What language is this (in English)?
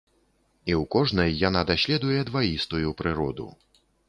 Belarusian